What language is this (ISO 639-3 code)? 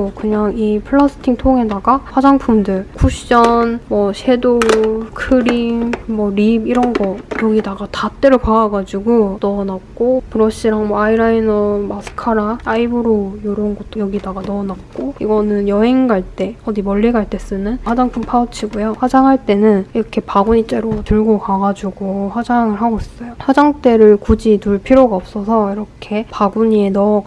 kor